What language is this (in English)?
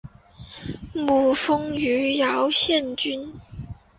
Chinese